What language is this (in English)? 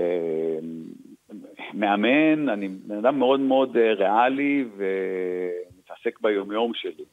Hebrew